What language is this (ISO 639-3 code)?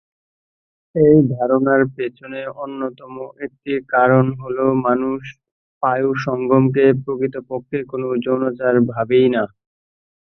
ben